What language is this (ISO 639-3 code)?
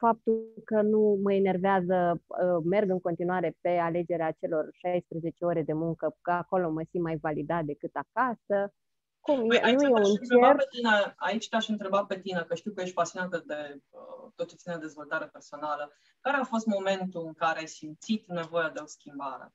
ron